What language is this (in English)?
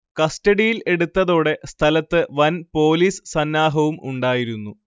Malayalam